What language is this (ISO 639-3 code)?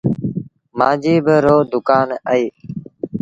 sbn